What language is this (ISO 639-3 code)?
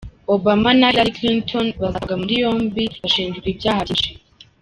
kin